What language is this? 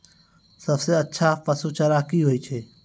Maithili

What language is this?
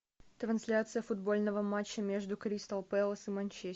Russian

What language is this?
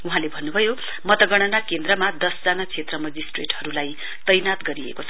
Nepali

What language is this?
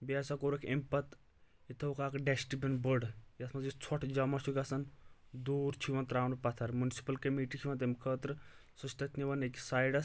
Kashmiri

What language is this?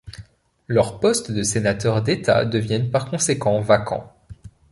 French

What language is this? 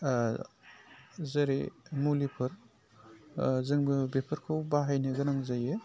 Bodo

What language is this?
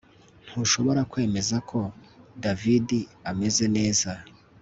Kinyarwanda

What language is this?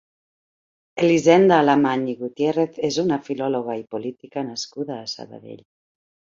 Catalan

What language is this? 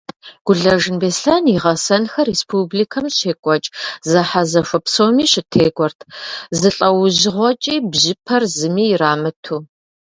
Kabardian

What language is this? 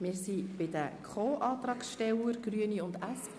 Swiss German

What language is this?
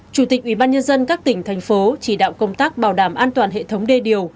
Vietnamese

